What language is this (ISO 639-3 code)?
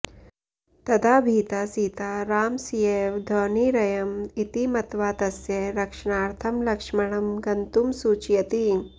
san